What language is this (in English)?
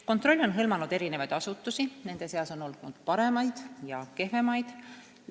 Estonian